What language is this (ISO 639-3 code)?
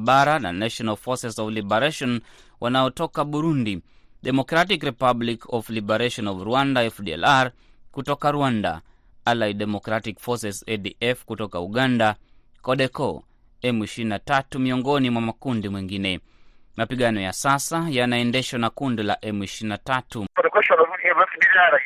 swa